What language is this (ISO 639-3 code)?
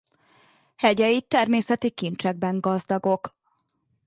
hun